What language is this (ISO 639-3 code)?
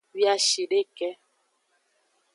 ajg